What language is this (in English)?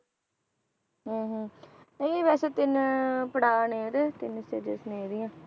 Punjabi